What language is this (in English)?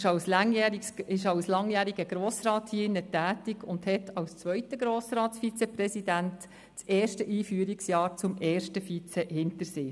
Swiss German